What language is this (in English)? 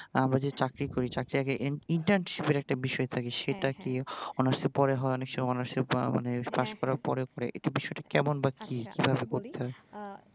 Bangla